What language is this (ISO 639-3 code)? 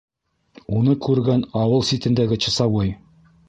bak